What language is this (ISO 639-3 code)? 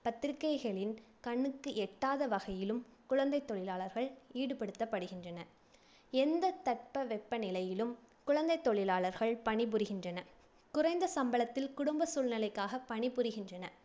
tam